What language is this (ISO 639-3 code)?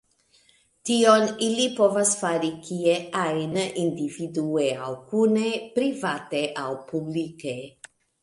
epo